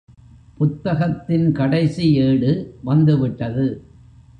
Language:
Tamil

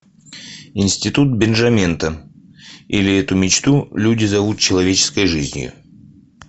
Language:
Russian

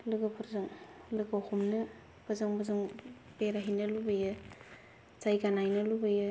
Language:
Bodo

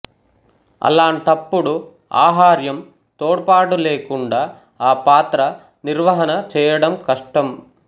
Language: Telugu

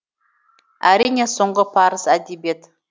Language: Kazakh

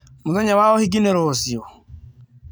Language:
Kikuyu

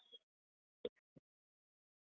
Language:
Kannada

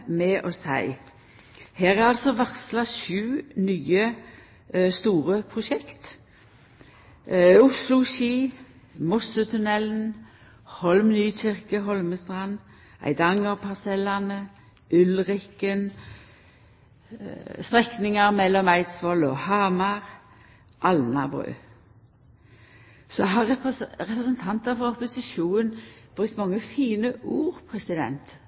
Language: Norwegian Nynorsk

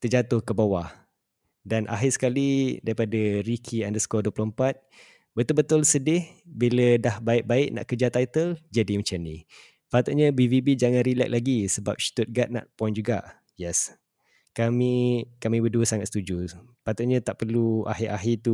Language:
Malay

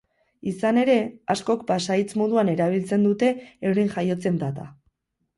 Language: Basque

